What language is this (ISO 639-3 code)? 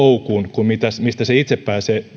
fin